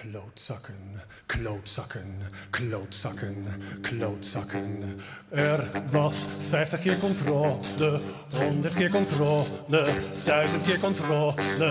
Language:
Dutch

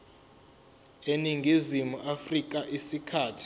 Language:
Zulu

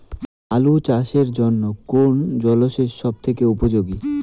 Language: Bangla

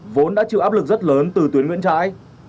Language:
Vietnamese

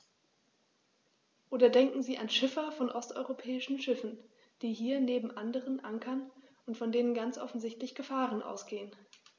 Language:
German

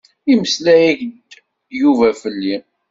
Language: Kabyle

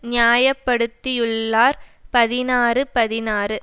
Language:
Tamil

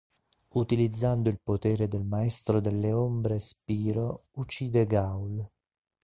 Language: Italian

